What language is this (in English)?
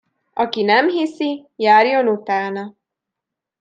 Hungarian